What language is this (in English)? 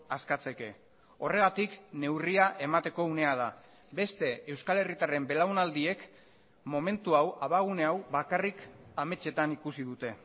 Basque